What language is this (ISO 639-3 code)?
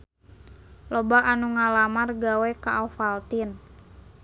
sun